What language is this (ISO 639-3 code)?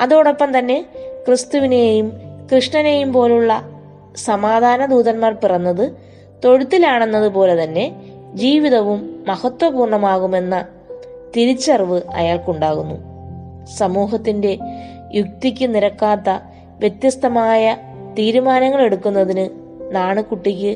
mal